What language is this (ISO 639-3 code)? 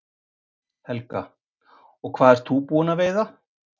isl